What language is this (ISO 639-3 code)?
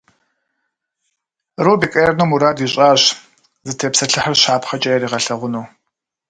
kbd